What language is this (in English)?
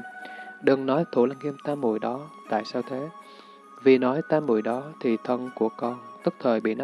Vietnamese